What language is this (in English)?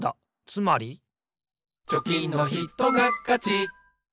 Japanese